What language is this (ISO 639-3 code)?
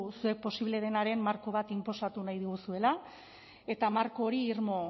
eus